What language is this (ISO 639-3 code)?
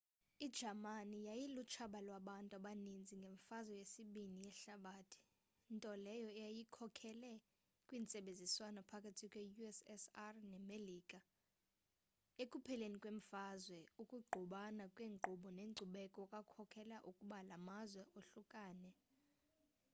xho